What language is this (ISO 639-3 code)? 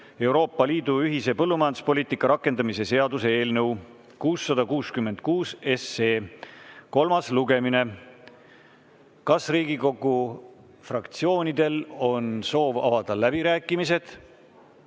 est